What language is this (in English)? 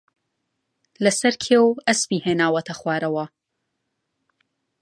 Central Kurdish